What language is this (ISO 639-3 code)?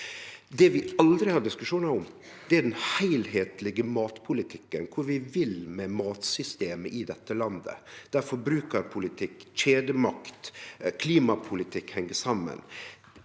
nor